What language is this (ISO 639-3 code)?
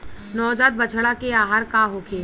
bho